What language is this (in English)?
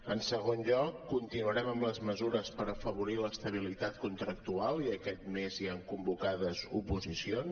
Catalan